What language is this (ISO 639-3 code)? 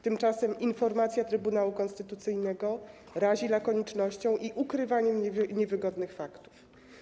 pol